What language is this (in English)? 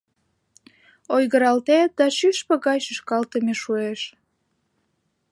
Mari